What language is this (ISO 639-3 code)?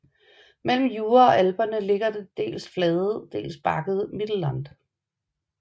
dan